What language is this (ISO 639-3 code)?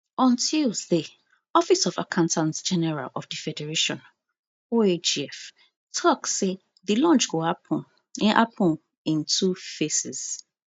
pcm